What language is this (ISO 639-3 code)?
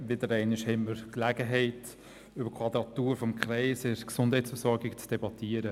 gsw